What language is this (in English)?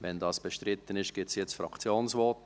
Swiss German